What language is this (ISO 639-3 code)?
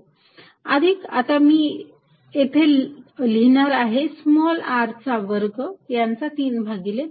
mar